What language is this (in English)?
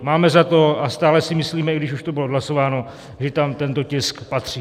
Czech